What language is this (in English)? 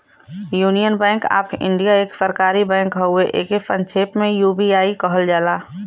Bhojpuri